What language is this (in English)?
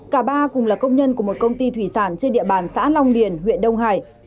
Vietnamese